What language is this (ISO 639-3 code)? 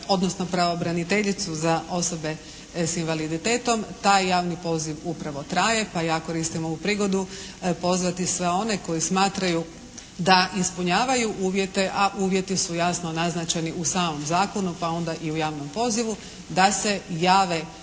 hrv